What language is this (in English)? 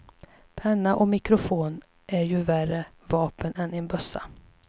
Swedish